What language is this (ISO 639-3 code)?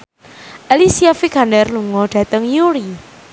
jav